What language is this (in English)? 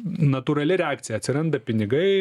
Lithuanian